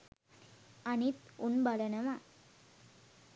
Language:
Sinhala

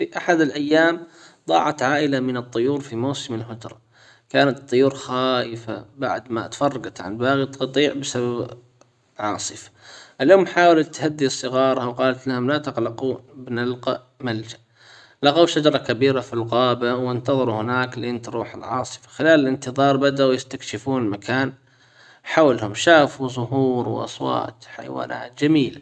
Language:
Hijazi Arabic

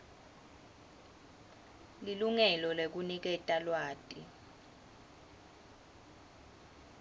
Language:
Swati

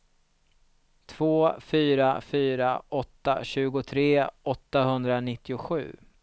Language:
Swedish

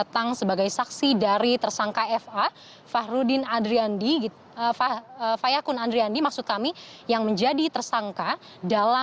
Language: Indonesian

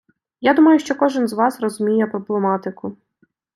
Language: Ukrainian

